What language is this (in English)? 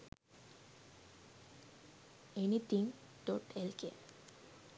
Sinhala